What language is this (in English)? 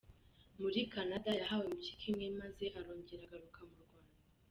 Kinyarwanda